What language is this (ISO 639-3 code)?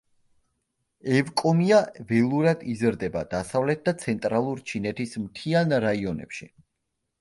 kat